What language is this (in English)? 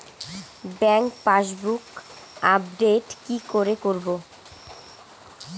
Bangla